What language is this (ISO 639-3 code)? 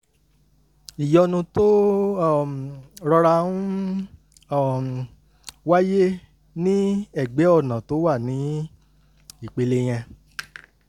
yor